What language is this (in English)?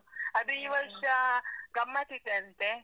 Kannada